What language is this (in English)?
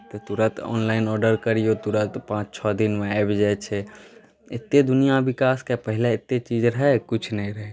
Maithili